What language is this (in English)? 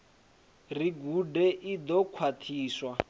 Venda